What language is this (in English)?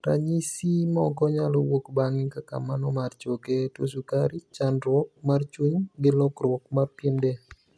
Luo (Kenya and Tanzania)